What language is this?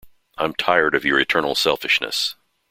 English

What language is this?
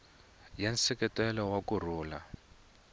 Tsonga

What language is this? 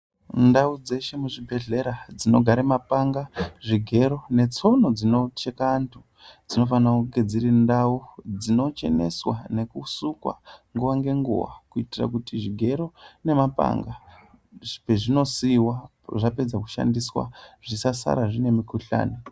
Ndau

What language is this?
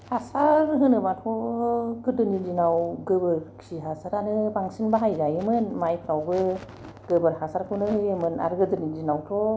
Bodo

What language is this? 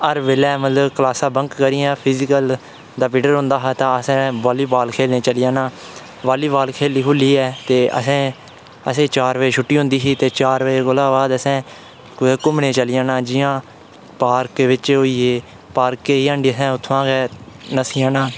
Dogri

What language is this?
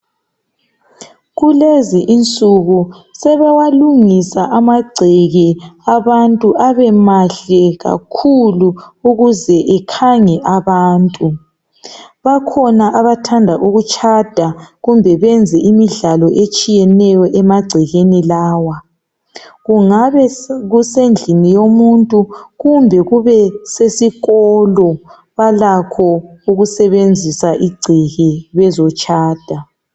North Ndebele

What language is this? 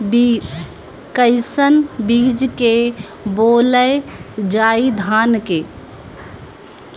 Bhojpuri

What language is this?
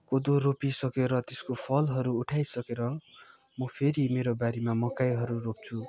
Nepali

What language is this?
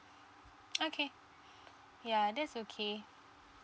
English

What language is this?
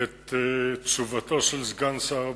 Hebrew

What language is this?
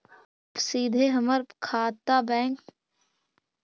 Magahi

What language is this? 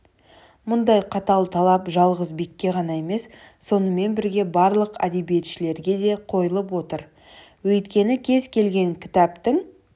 Kazakh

